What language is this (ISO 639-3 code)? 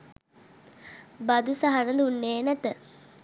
sin